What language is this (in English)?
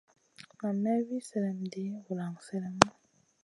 Masana